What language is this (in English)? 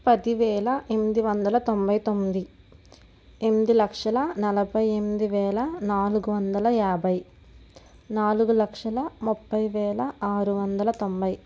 Telugu